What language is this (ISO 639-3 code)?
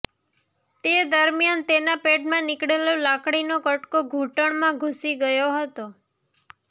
guj